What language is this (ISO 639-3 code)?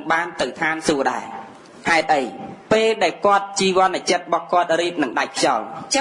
vie